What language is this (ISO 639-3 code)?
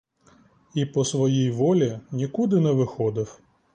ukr